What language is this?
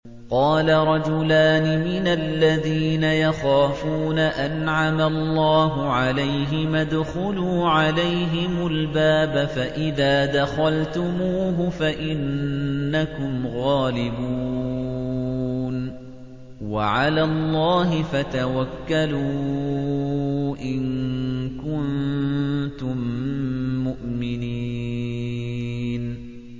Arabic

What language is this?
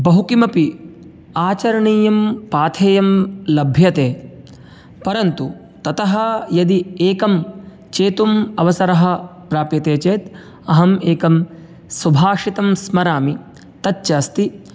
Sanskrit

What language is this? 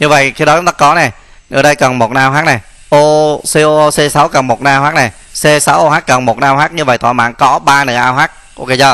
Vietnamese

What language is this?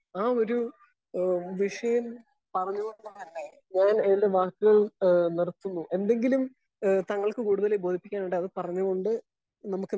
Malayalam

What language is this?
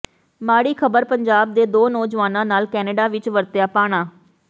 Punjabi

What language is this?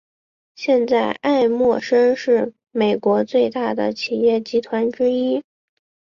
Chinese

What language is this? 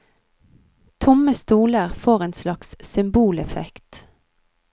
Norwegian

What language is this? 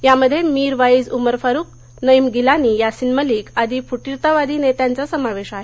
Marathi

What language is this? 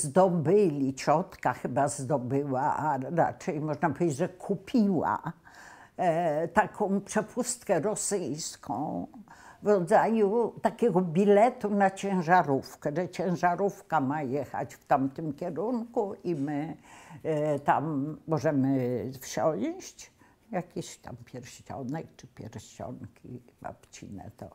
Polish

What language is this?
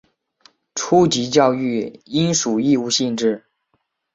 Chinese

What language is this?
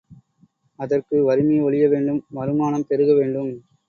Tamil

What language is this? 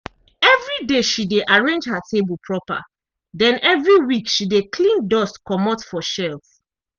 Nigerian Pidgin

